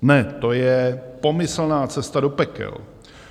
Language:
Czech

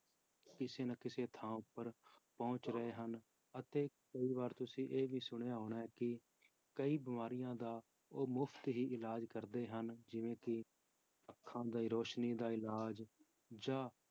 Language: Punjabi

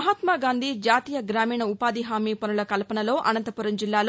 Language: Telugu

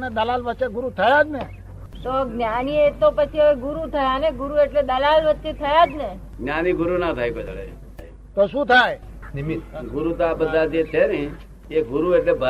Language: Gujarati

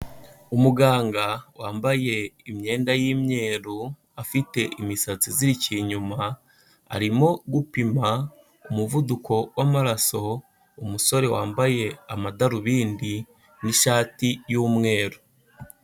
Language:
Kinyarwanda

